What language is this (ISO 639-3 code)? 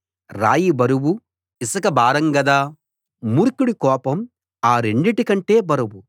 tel